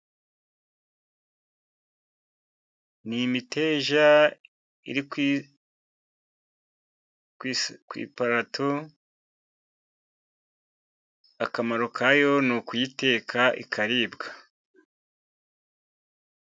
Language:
Kinyarwanda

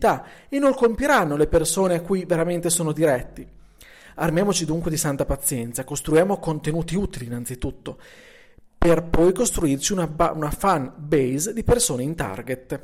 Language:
Italian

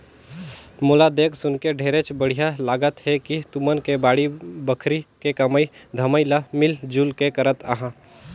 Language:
Chhattisgarhi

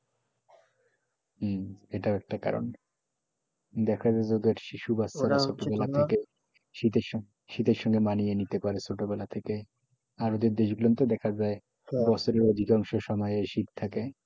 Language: Bangla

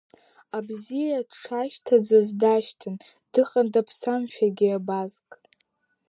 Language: Abkhazian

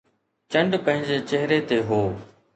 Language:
Sindhi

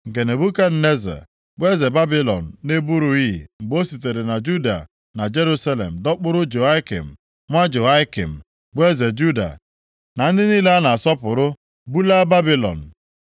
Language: Igbo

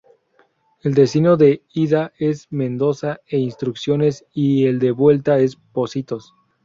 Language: Spanish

